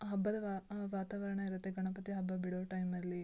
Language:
Kannada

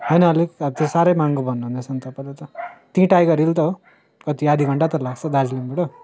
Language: Nepali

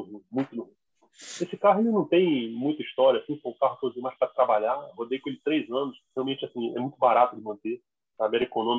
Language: Portuguese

